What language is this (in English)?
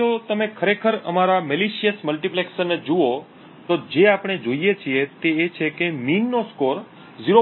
Gujarati